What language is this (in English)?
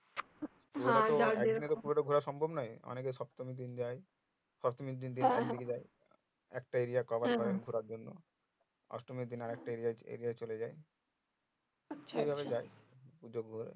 Bangla